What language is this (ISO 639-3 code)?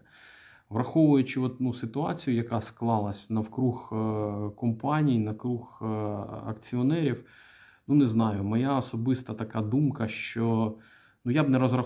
ukr